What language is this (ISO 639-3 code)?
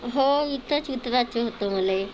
mar